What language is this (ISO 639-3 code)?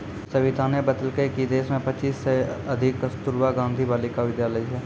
mai